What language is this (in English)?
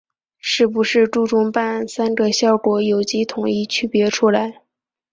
Chinese